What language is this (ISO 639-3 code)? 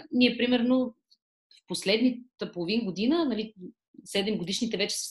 bul